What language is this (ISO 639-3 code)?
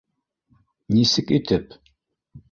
bak